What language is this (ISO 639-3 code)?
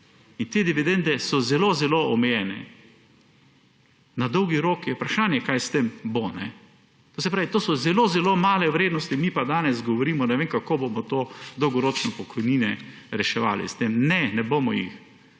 slv